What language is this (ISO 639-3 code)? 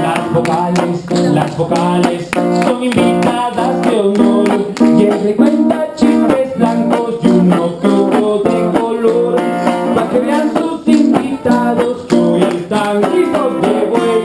spa